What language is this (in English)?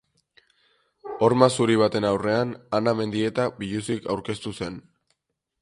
Basque